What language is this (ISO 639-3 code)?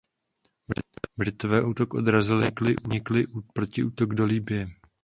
ces